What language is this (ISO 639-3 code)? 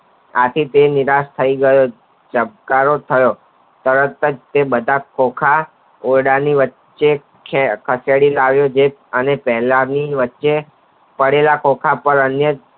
guj